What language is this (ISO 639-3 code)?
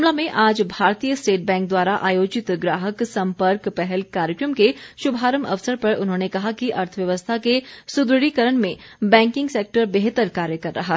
hin